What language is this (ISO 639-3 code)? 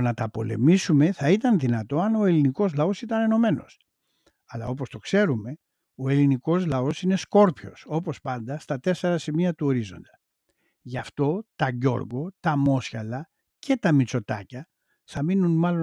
ell